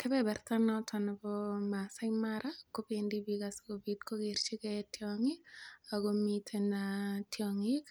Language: Kalenjin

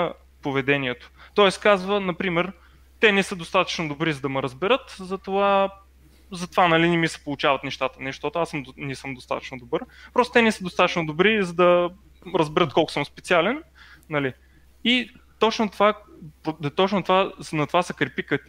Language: Bulgarian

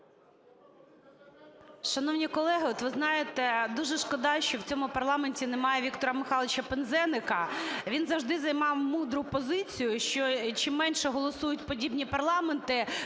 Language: Ukrainian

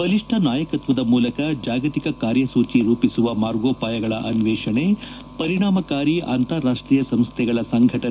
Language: Kannada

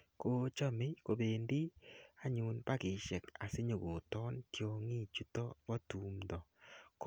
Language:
Kalenjin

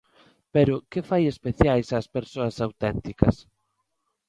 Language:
Galician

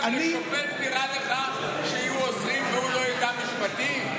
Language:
Hebrew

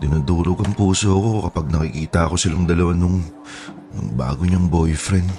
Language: Filipino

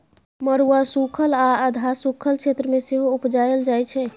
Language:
Maithili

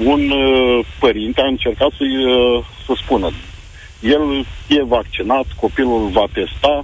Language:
Romanian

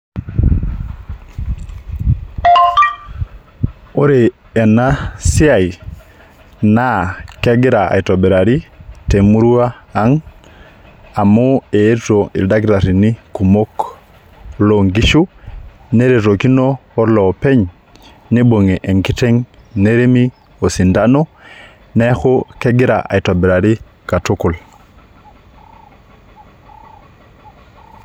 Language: Masai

